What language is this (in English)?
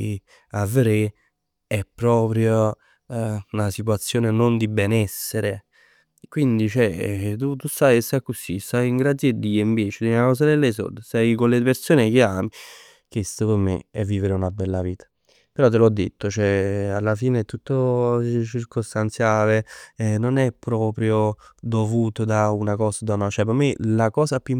Neapolitan